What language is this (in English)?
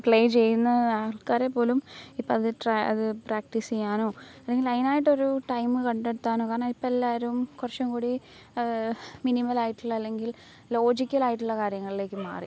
Malayalam